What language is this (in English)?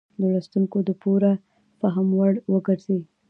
Pashto